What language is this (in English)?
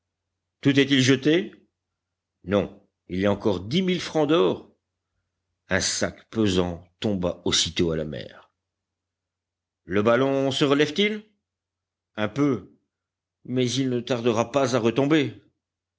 French